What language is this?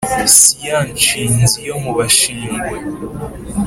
Kinyarwanda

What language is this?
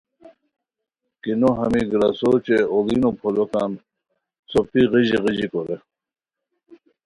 Khowar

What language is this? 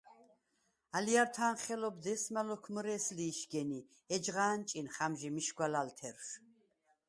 Svan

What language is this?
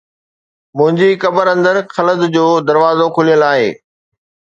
Sindhi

